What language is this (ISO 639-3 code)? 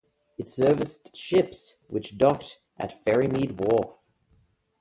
eng